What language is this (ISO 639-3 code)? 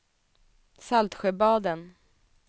swe